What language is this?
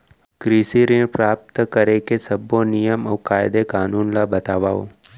Chhattisgarhi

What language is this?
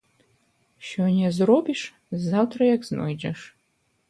Belarusian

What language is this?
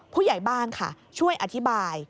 Thai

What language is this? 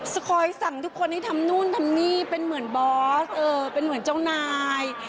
Thai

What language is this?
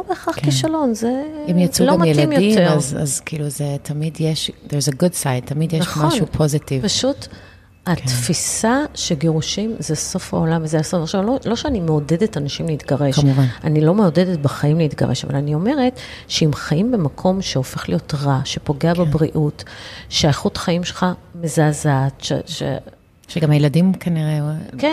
Hebrew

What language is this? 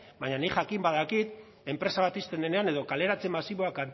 Basque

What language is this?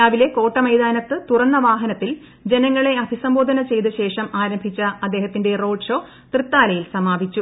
Malayalam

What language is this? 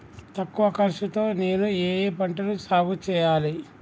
Telugu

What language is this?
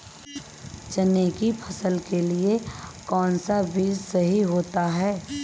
Hindi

